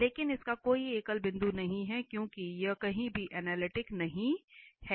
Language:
Hindi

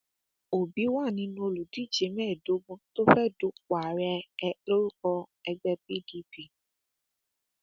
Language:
Yoruba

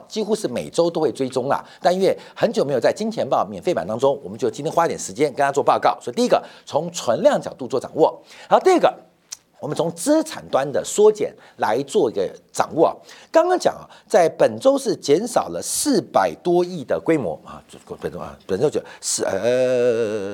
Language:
Chinese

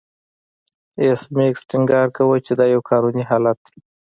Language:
Pashto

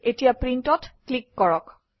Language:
Assamese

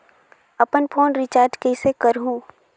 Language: Chhattisgarhi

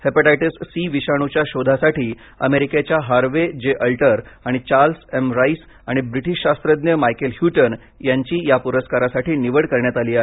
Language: Marathi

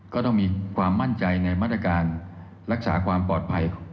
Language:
Thai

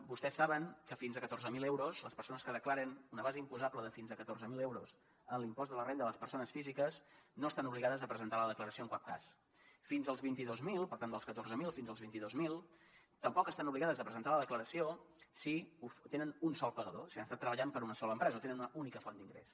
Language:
Catalan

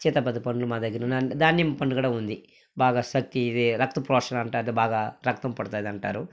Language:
Telugu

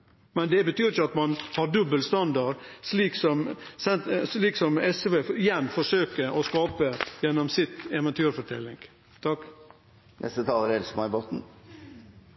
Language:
Norwegian Nynorsk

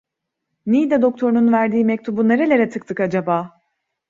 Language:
Turkish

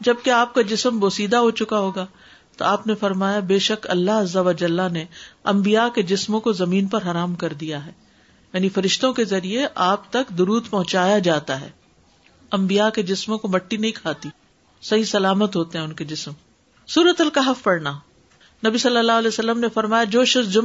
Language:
Urdu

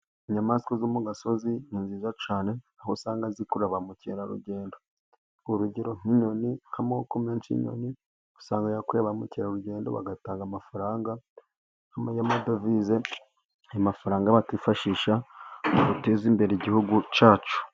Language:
Kinyarwanda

